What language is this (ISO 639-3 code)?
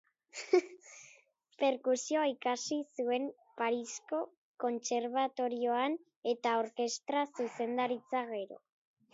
eus